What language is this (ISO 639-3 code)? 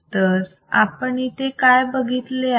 mar